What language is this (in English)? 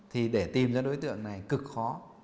Vietnamese